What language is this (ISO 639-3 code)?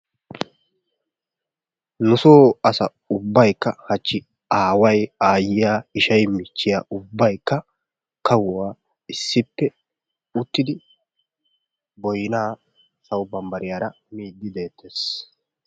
wal